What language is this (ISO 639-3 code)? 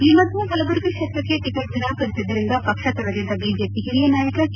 kan